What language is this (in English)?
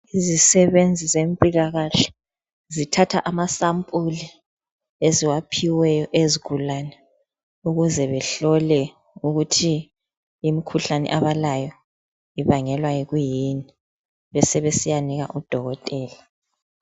North Ndebele